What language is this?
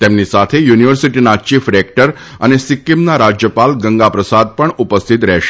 Gujarati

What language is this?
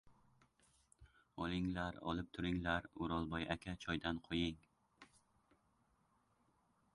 Uzbek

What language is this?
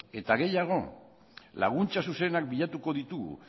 Basque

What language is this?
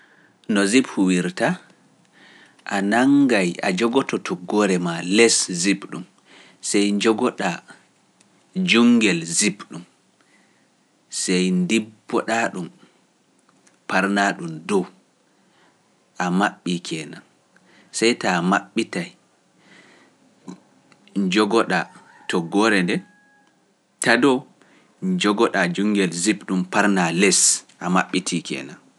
Pular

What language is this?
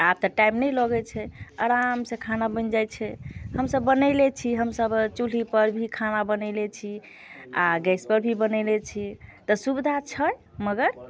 Maithili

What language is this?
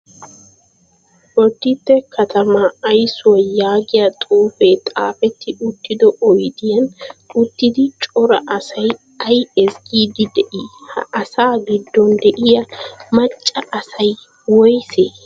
Wolaytta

